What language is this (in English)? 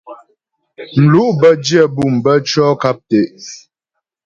Ghomala